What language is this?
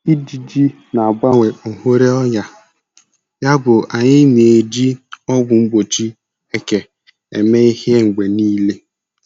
Igbo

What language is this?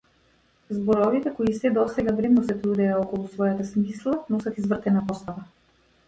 Macedonian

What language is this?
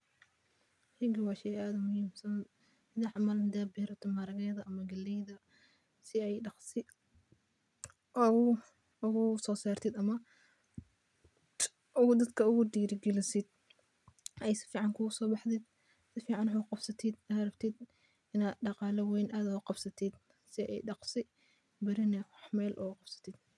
Somali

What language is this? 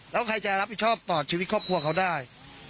Thai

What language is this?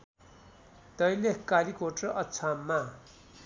Nepali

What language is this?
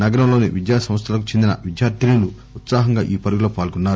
Telugu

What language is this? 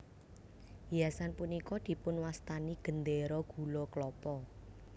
Javanese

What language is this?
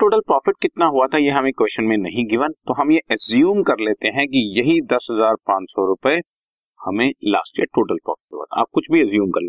Hindi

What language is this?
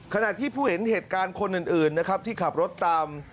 Thai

